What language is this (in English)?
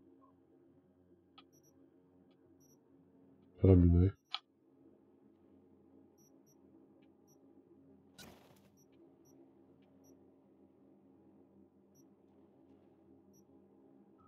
Polish